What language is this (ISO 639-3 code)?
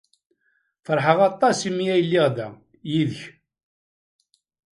kab